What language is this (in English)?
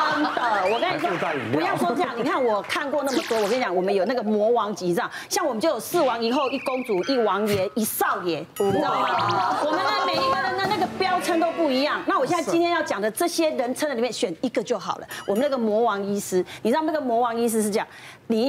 Chinese